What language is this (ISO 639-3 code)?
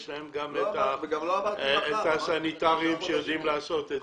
heb